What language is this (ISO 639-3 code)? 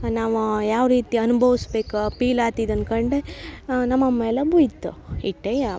kan